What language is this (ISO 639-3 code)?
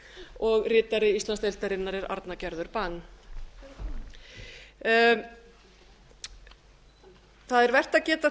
isl